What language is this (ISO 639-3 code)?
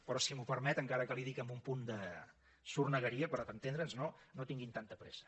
cat